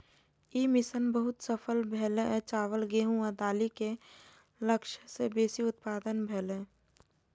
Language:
Maithili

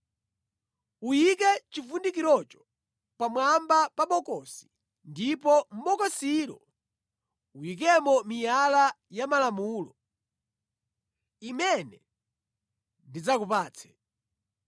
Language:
Nyanja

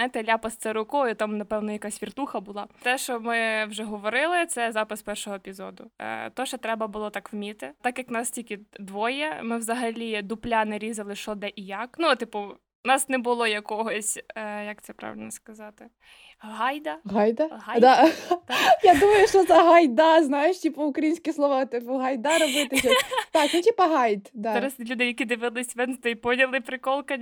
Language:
Ukrainian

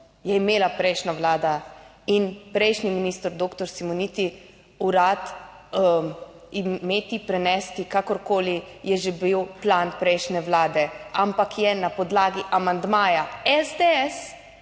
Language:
Slovenian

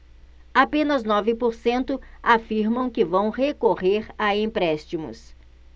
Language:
Portuguese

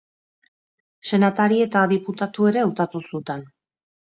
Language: Basque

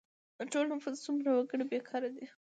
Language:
Pashto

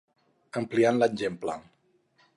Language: Catalan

